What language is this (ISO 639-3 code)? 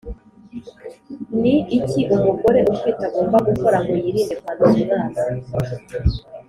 kin